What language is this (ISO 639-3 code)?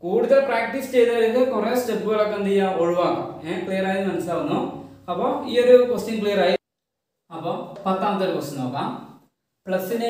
tur